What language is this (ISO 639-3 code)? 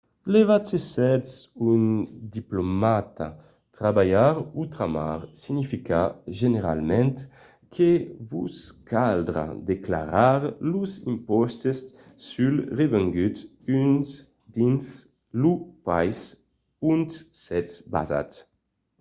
oci